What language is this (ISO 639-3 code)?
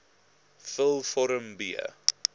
afr